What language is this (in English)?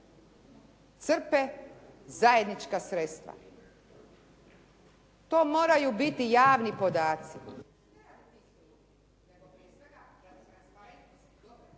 Croatian